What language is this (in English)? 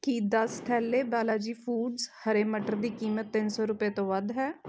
Punjabi